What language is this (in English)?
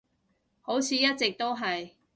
Cantonese